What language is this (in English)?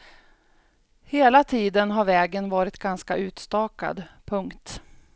Swedish